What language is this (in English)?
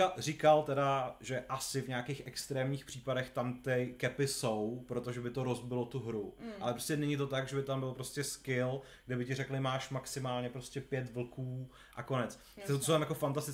Czech